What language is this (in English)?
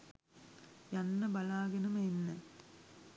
Sinhala